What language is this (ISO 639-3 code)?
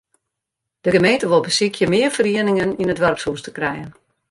fry